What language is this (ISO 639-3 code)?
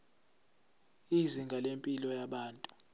zul